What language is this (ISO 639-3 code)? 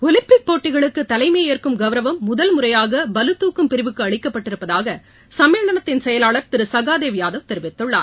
tam